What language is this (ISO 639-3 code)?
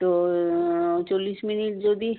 ben